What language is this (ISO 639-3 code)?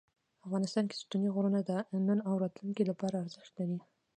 pus